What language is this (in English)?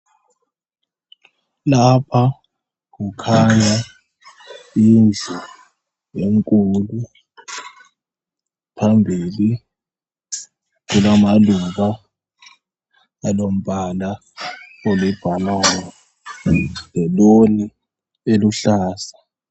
North Ndebele